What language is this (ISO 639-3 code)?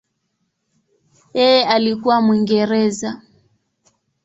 swa